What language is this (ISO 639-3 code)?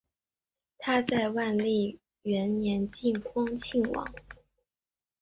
zho